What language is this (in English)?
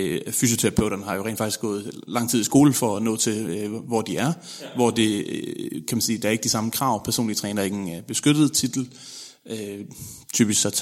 Danish